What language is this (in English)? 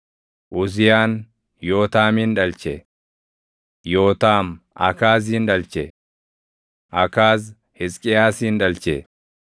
Oromo